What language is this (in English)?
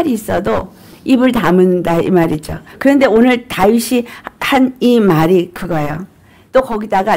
Korean